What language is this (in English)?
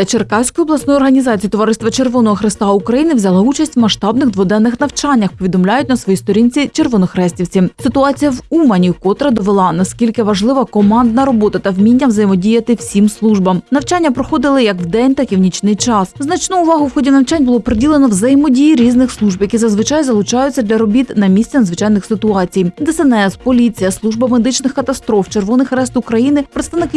Ukrainian